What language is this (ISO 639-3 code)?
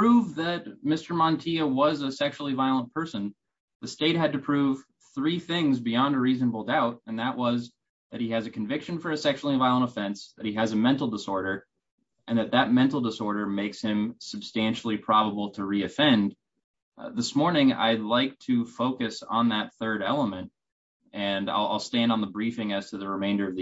eng